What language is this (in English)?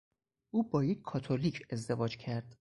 Persian